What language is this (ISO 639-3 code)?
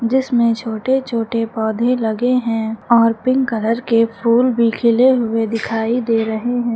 hin